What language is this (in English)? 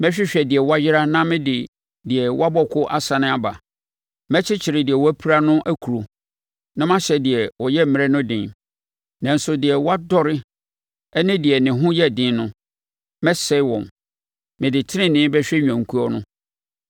Akan